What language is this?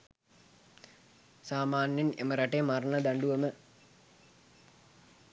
Sinhala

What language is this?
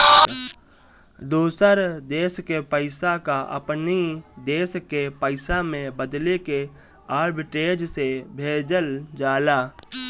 Bhojpuri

